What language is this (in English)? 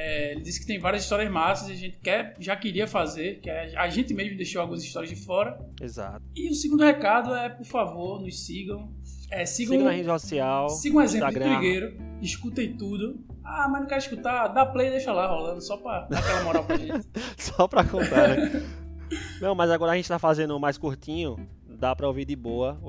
Portuguese